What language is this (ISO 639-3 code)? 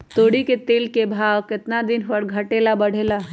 mag